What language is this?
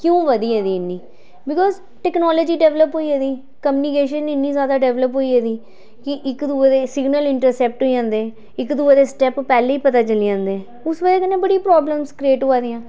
Dogri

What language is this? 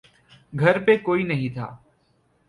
Urdu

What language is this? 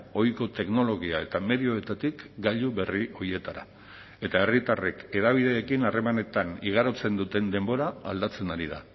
Basque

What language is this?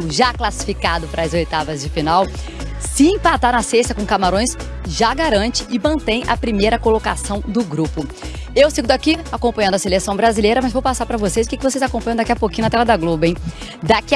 Portuguese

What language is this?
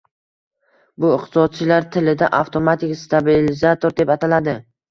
Uzbek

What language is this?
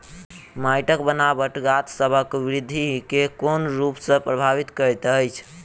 Maithili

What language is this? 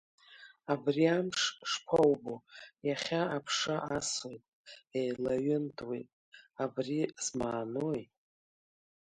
Abkhazian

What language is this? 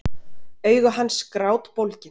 Icelandic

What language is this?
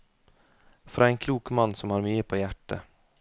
Norwegian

